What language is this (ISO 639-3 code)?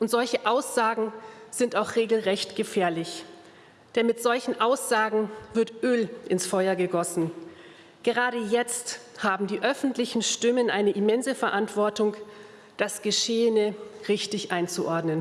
deu